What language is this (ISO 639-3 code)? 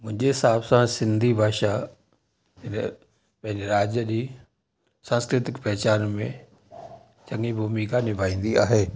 snd